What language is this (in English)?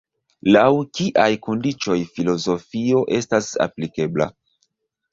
Esperanto